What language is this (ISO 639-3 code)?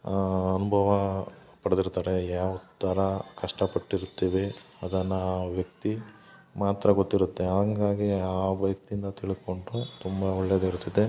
kan